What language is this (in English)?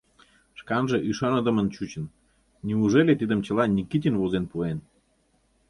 Mari